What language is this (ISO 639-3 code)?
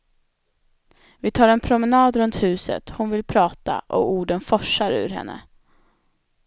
swe